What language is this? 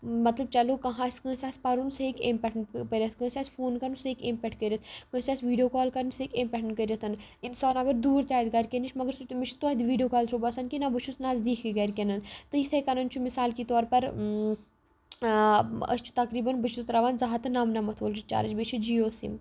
Kashmiri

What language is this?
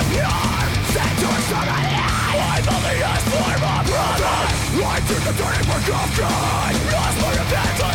Hebrew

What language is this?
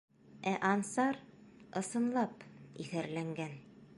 Bashkir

